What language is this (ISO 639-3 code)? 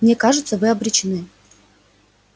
rus